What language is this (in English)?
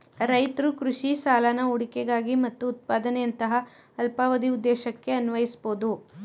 Kannada